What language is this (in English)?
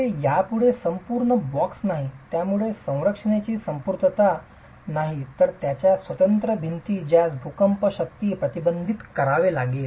Marathi